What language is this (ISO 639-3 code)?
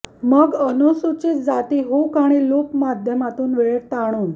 mar